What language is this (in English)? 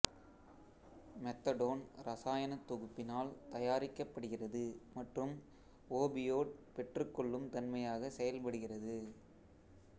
Tamil